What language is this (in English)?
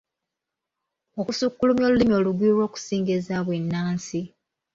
Ganda